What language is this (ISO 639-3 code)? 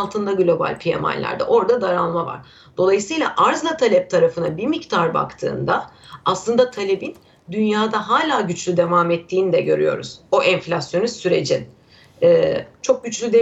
tur